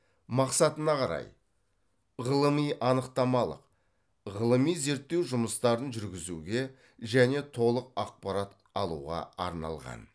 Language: Kazakh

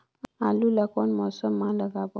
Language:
Chhattisgarhi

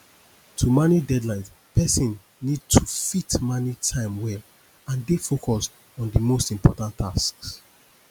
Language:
Nigerian Pidgin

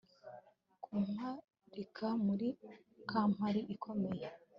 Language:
Kinyarwanda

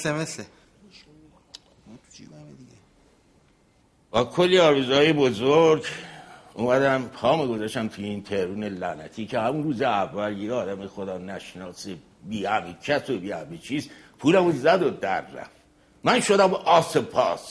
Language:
Persian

